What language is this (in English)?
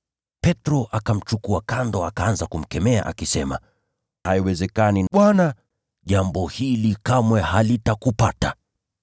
Swahili